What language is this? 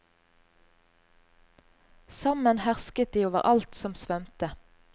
Norwegian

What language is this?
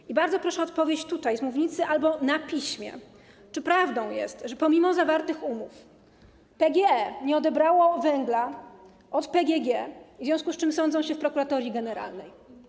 Polish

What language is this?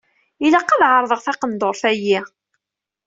Kabyle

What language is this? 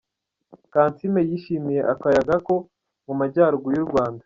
Kinyarwanda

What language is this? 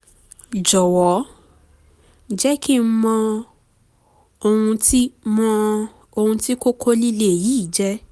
Yoruba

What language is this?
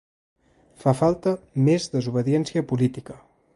Catalan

